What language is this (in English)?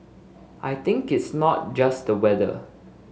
English